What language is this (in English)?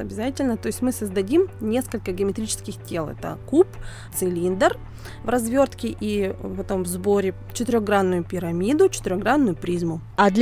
Russian